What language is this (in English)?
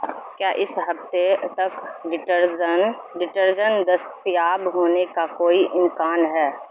Urdu